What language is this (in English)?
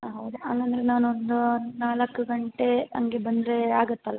Kannada